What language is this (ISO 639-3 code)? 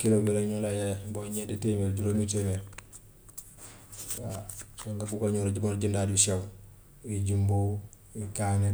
wof